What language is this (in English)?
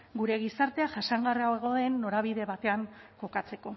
Basque